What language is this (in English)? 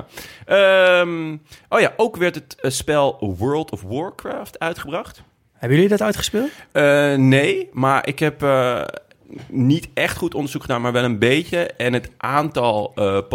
Dutch